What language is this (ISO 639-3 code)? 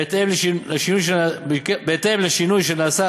heb